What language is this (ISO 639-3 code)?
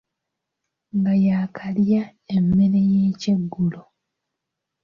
lug